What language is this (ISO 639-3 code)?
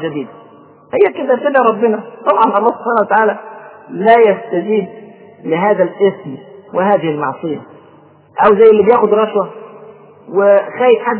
ara